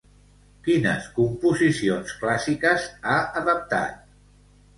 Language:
Catalan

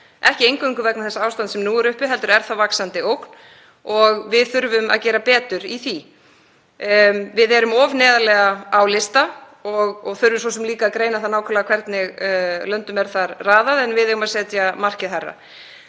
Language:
Icelandic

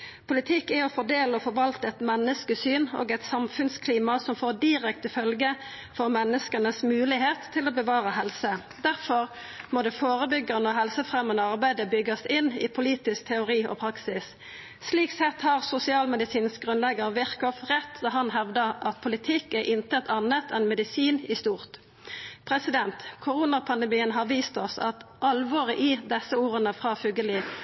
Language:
Norwegian Nynorsk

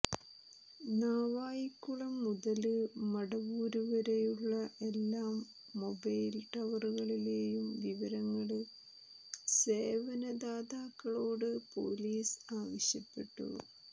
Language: Malayalam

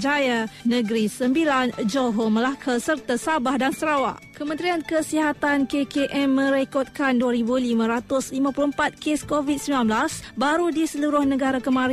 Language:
Malay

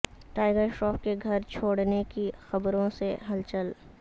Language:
Urdu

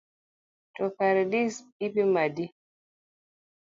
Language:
Luo (Kenya and Tanzania)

